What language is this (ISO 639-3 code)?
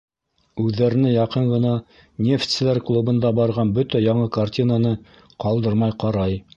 bak